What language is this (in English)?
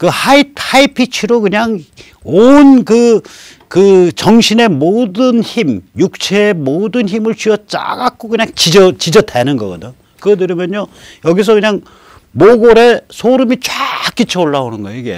Korean